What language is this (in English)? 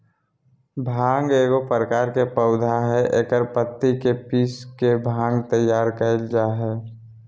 Magahi